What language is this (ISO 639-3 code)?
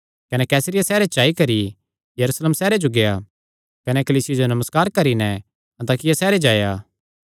xnr